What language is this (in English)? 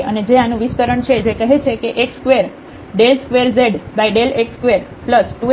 Gujarati